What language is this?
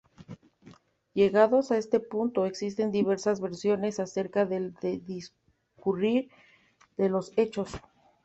Spanish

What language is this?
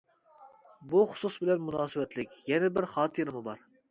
Uyghur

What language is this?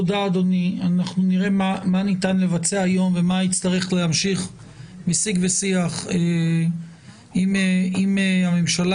Hebrew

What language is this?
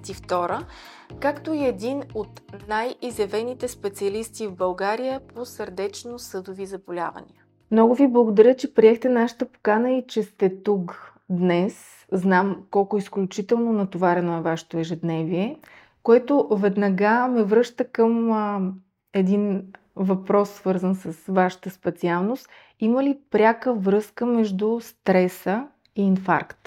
Bulgarian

